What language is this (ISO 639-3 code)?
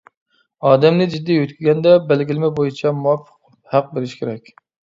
uig